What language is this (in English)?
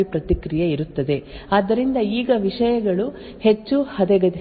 Kannada